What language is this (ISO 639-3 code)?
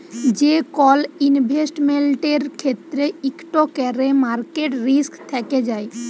ben